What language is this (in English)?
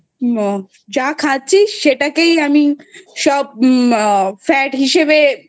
Bangla